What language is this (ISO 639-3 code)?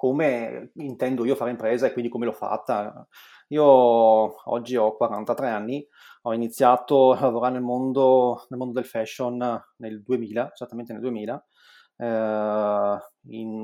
ita